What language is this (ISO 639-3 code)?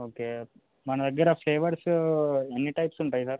tel